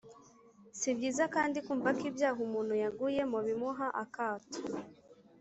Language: Kinyarwanda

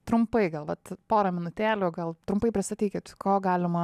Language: Lithuanian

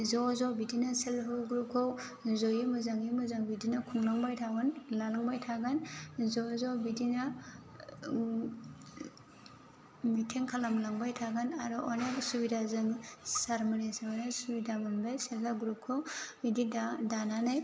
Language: Bodo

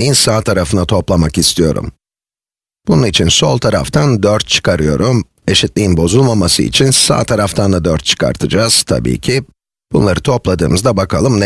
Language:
Turkish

